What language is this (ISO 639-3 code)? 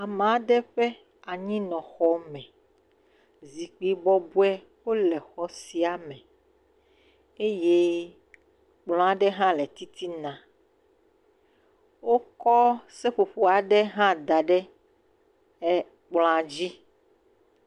ewe